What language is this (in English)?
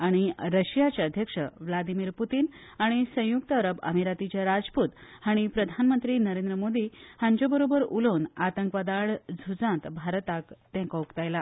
Konkani